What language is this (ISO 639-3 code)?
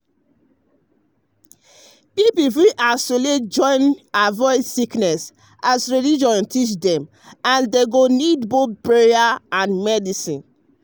pcm